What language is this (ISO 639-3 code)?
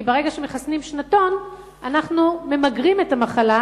heb